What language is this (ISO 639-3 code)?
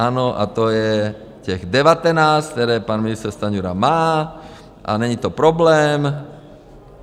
ces